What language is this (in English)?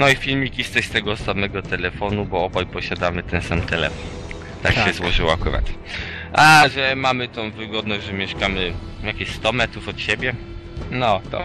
Polish